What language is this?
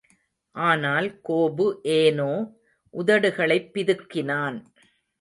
Tamil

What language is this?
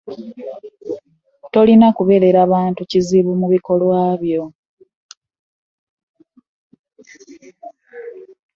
Ganda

